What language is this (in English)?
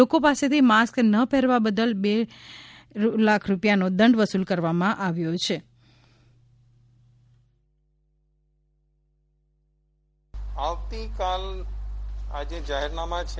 Gujarati